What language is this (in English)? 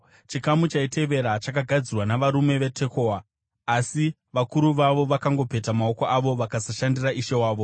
Shona